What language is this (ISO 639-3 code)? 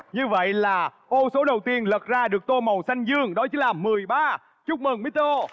vie